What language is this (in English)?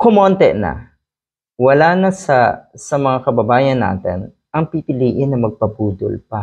Filipino